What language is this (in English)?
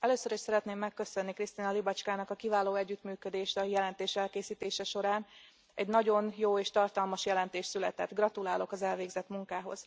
Hungarian